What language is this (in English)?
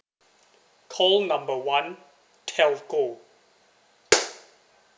English